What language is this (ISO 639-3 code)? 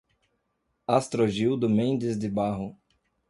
por